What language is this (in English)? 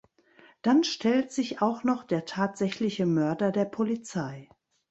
German